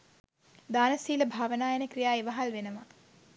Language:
Sinhala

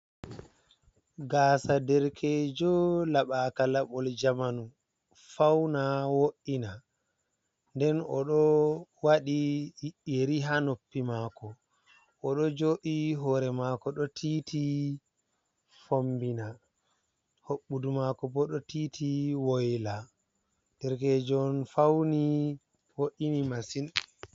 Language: Fula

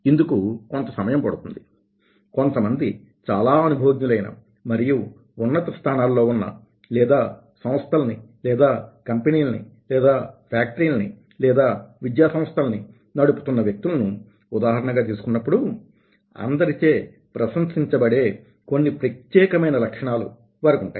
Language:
Telugu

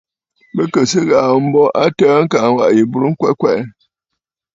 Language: Bafut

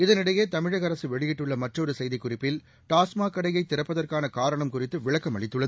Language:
Tamil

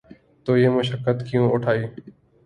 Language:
Urdu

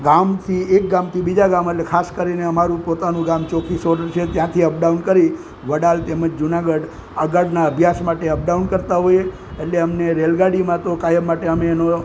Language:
Gujarati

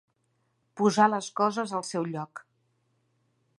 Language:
Catalan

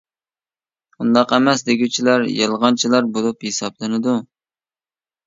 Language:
Uyghur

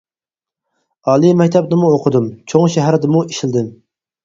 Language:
Uyghur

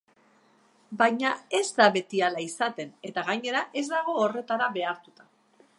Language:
Basque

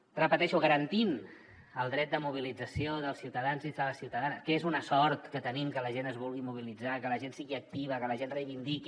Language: Catalan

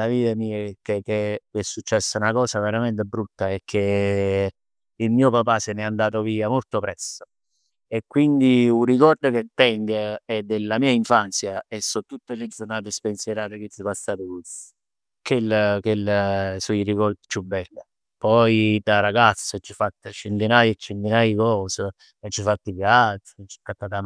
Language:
Neapolitan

